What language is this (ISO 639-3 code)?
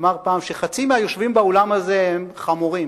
heb